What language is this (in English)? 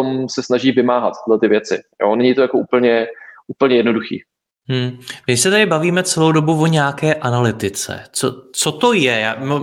Czech